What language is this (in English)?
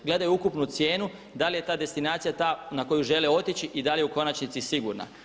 Croatian